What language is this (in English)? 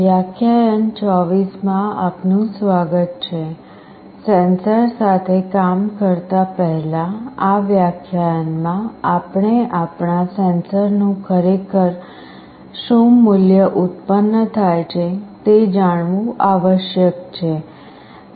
Gujarati